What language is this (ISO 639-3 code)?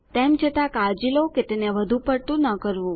guj